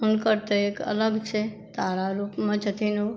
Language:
Maithili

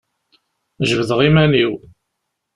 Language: Kabyle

